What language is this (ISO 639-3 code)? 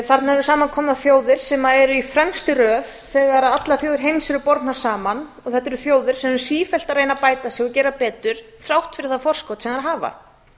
isl